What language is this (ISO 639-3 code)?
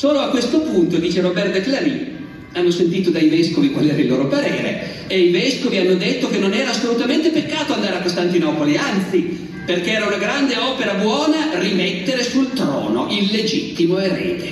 ita